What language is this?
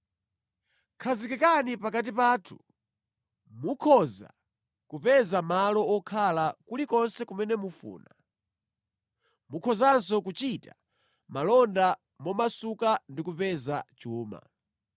Nyanja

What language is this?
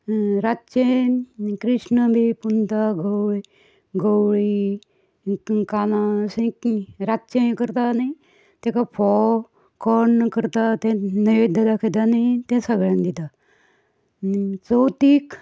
Konkani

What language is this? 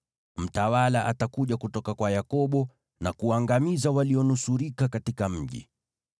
Swahili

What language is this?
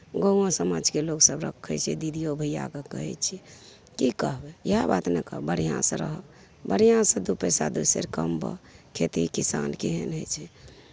Maithili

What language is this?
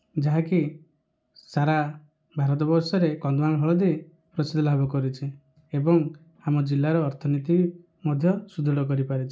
Odia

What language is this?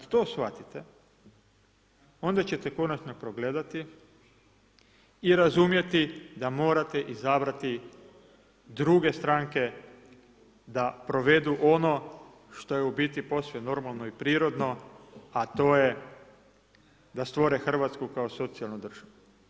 Croatian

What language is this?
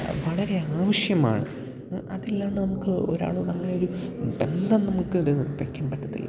Malayalam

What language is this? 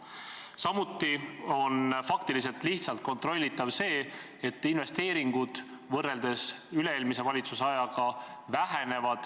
Estonian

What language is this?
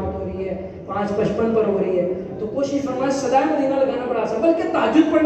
Arabic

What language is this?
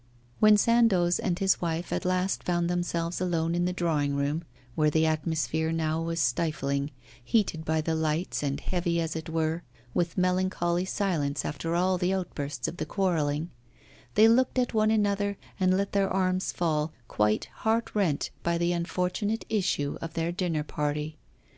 English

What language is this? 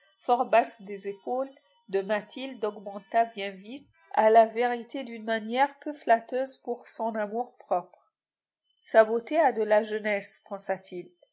French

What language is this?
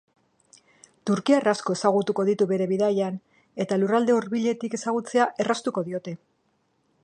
Basque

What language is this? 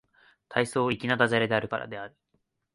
Japanese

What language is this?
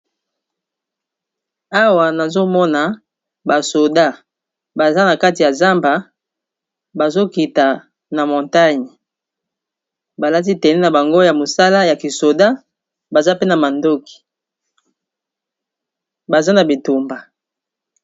Lingala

